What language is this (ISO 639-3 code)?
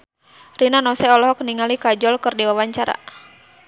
sun